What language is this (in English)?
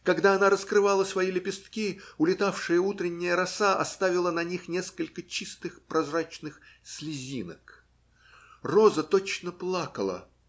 Russian